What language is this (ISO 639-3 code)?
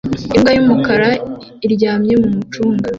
kin